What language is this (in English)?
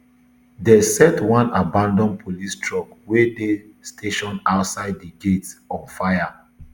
Nigerian Pidgin